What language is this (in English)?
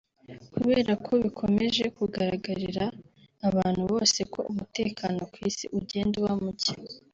Kinyarwanda